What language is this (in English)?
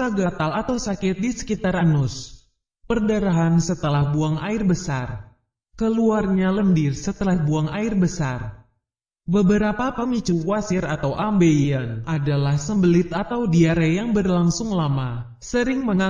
Indonesian